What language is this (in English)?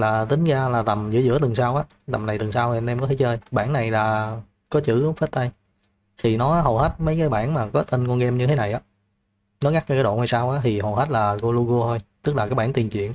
Vietnamese